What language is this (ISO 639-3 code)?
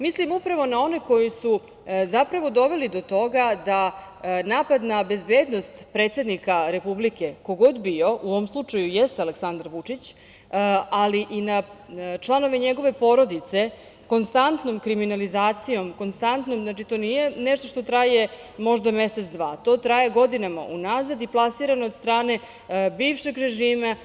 srp